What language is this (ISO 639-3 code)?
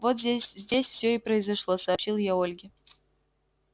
rus